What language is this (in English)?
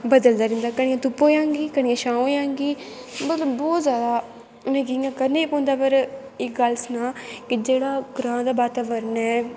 Dogri